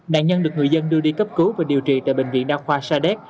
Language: Vietnamese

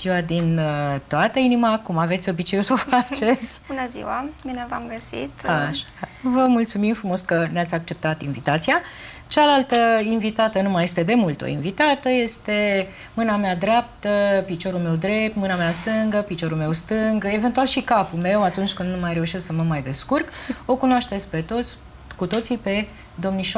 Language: Romanian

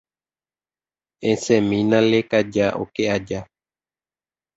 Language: Guarani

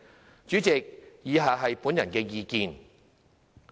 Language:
Cantonese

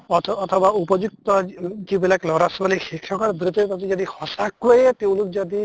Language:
Assamese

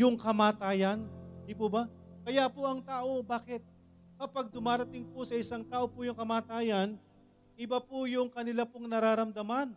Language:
Filipino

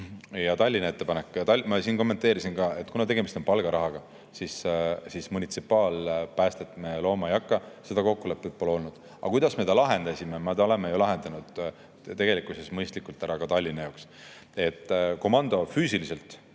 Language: Estonian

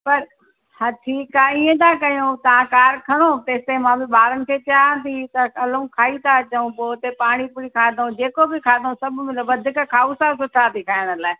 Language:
Sindhi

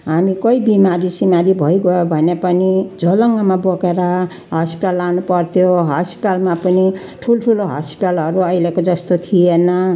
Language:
Nepali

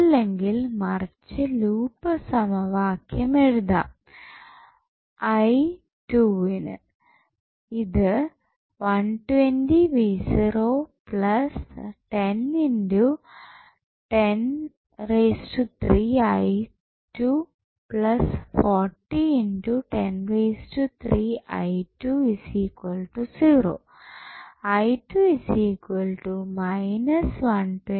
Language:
Malayalam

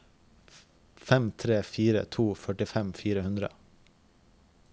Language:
Norwegian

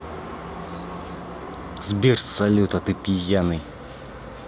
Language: Russian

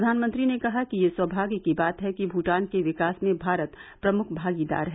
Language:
Hindi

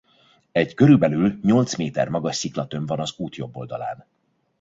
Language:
Hungarian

